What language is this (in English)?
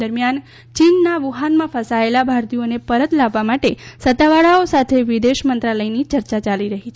Gujarati